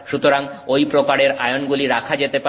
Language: Bangla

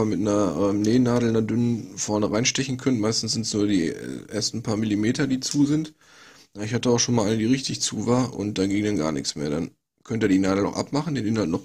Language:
German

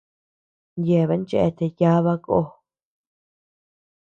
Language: Tepeuxila Cuicatec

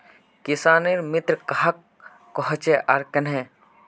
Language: Magahi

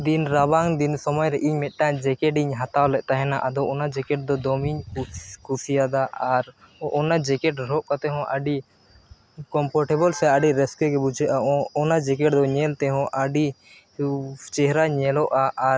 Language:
Santali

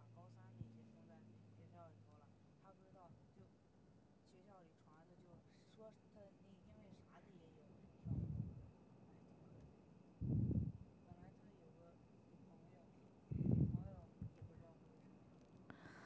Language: Chinese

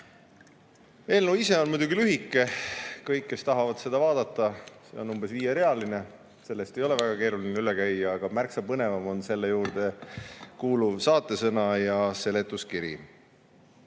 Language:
Estonian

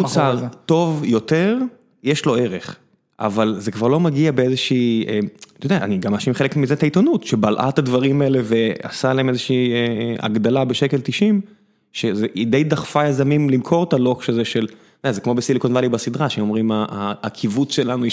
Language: Hebrew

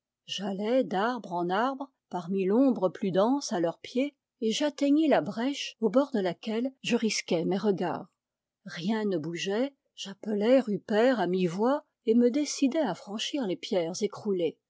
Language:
French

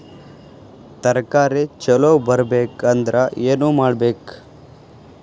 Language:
Kannada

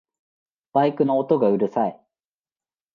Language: Japanese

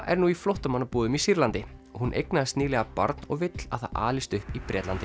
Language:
Icelandic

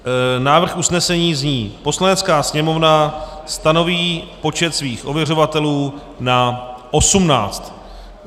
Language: Czech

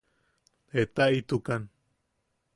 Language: Yaqui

